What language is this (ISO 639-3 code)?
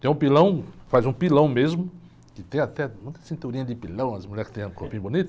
por